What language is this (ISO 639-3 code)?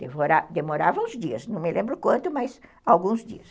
por